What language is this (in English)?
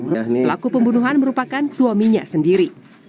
Indonesian